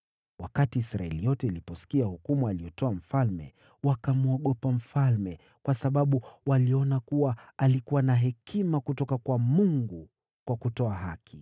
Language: Swahili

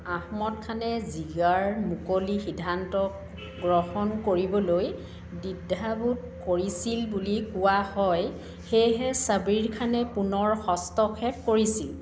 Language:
Assamese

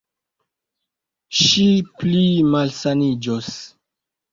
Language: Esperanto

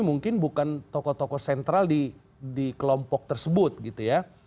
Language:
Indonesian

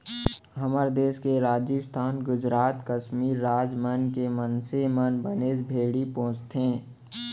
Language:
Chhattisgarhi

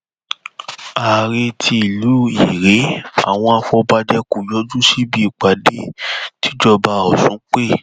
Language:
Yoruba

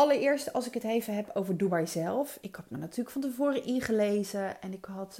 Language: Dutch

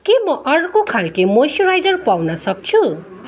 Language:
Nepali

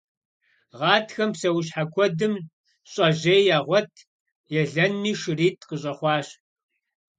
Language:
Kabardian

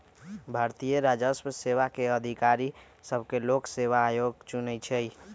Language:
Magahi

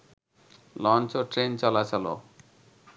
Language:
Bangla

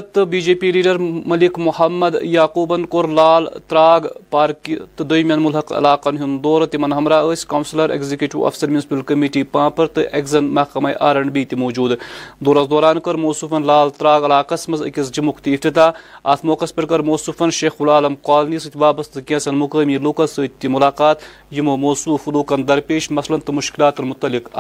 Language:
Urdu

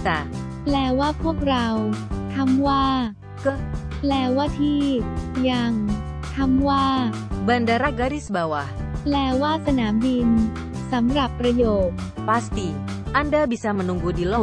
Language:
Thai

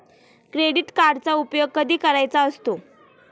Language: Marathi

